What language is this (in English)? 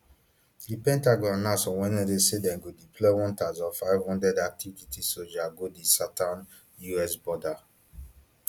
Nigerian Pidgin